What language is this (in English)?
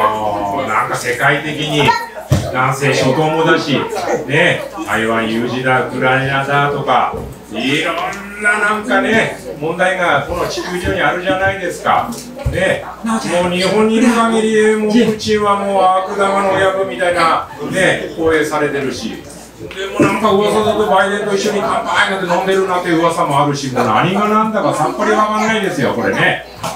Japanese